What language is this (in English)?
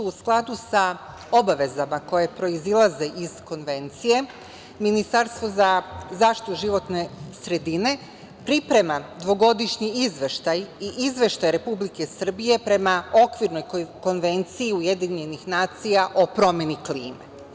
Serbian